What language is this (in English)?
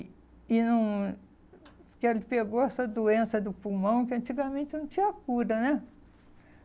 Portuguese